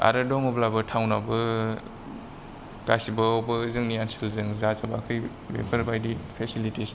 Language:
Bodo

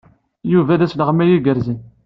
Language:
Kabyle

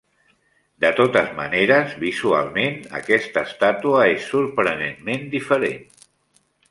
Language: Catalan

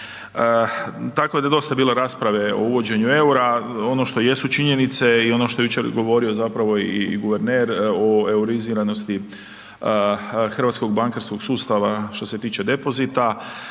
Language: Croatian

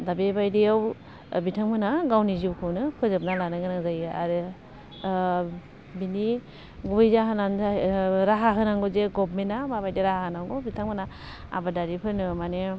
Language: Bodo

